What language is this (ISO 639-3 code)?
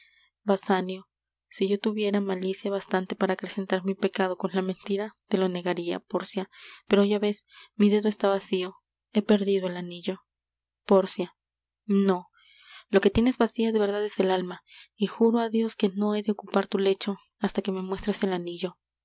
spa